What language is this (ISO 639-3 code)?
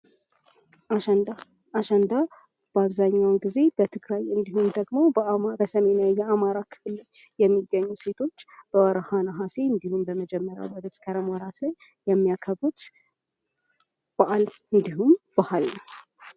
amh